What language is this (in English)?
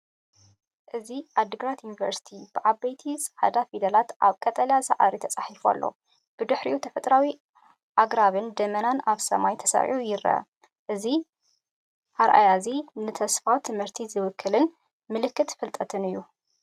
Tigrinya